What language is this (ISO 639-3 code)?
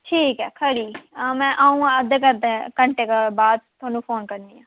doi